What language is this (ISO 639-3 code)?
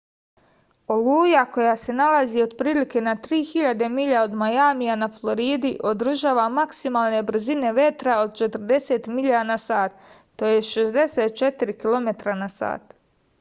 srp